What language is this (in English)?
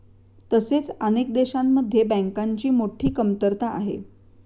Marathi